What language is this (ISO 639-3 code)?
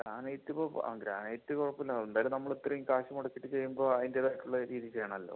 mal